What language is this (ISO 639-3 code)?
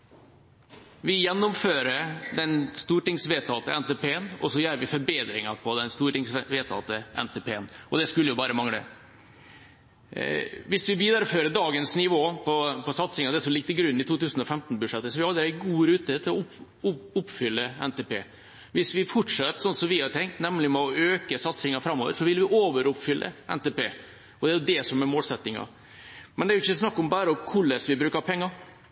nob